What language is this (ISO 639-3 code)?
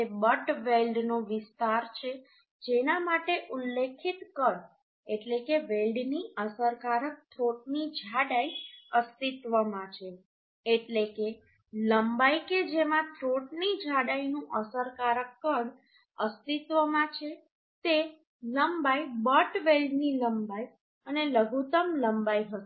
guj